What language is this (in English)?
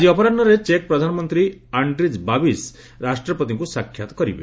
Odia